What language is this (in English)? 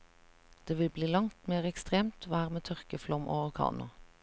Norwegian